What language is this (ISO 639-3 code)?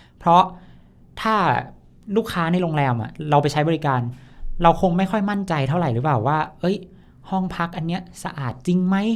tha